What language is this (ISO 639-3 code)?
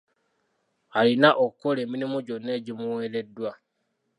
lug